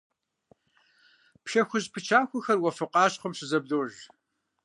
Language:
Kabardian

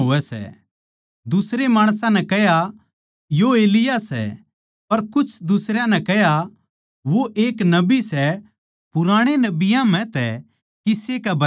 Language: Haryanvi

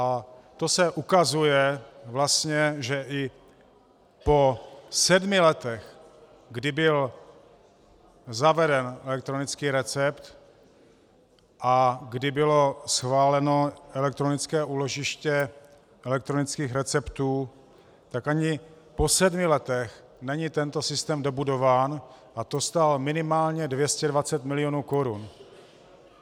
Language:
Czech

